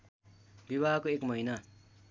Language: Nepali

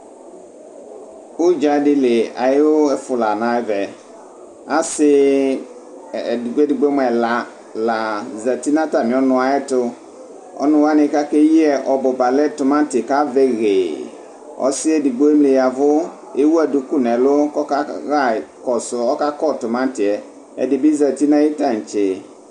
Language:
Ikposo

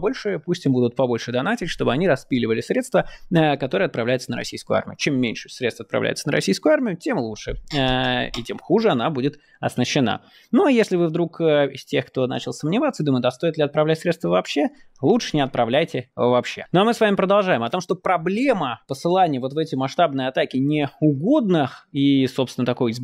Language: Russian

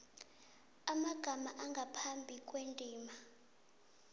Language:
South Ndebele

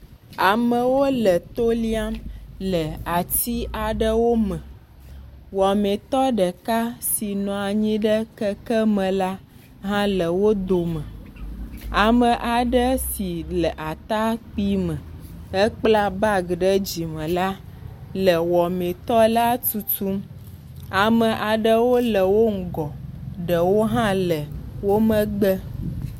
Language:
Ewe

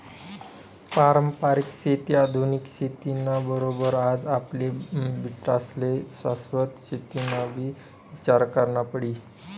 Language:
Marathi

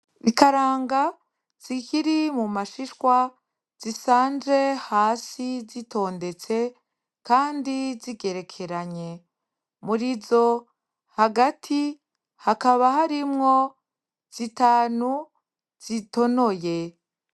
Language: Rundi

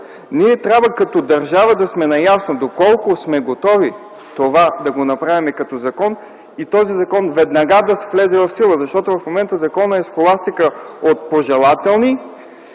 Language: Bulgarian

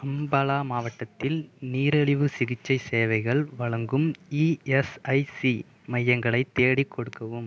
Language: Tamil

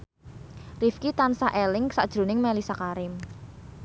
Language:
Javanese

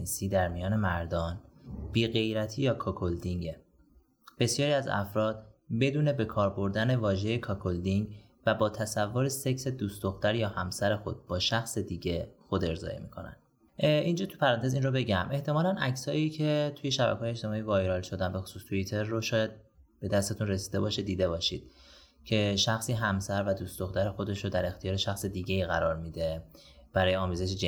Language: Persian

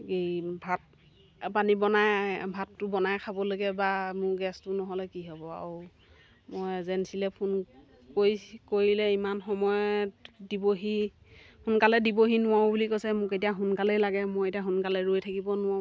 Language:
Assamese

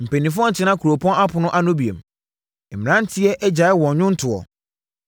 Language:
Akan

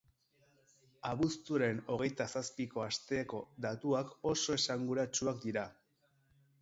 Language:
Basque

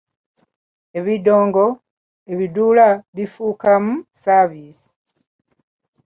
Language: Ganda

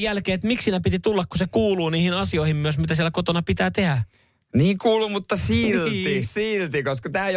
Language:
Finnish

